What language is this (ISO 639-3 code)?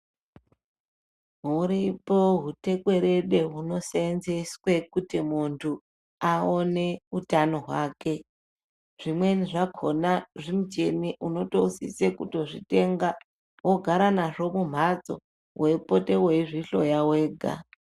ndc